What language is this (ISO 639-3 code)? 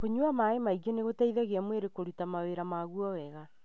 kik